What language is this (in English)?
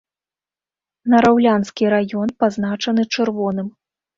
Belarusian